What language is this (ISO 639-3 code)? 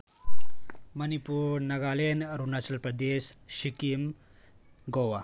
mni